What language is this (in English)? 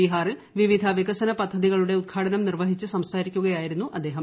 Malayalam